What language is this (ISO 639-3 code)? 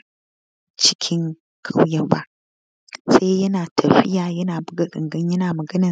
hau